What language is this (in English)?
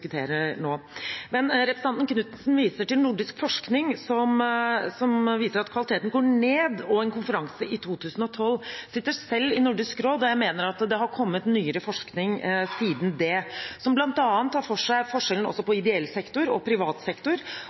Norwegian Bokmål